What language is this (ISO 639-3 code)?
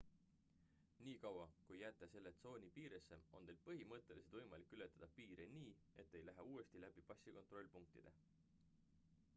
est